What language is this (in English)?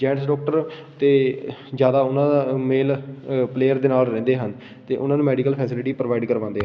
Punjabi